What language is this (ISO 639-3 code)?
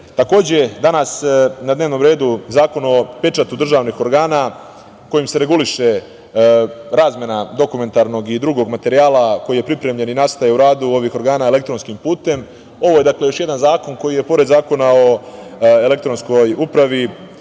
srp